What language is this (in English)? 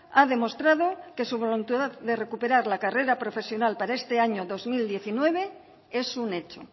Spanish